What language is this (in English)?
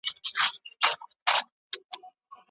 Pashto